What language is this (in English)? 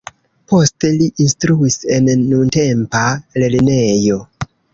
Esperanto